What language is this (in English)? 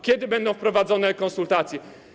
Polish